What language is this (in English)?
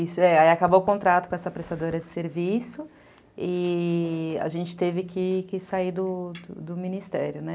Portuguese